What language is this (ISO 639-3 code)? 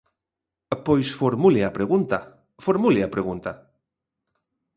glg